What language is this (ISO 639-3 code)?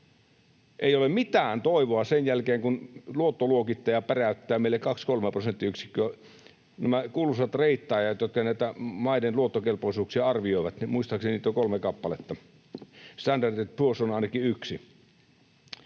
fin